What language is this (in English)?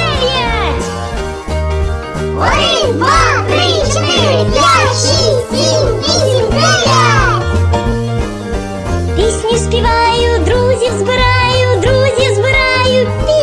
Ukrainian